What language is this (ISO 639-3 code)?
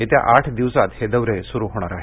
mar